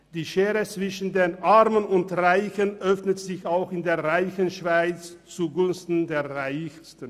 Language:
Swiss German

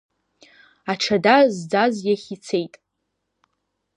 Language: Abkhazian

